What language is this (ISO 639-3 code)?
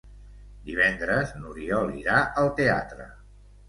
cat